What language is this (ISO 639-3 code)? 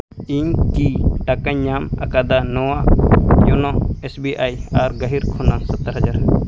sat